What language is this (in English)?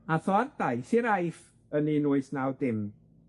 Welsh